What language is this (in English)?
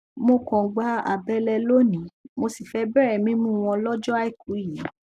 Yoruba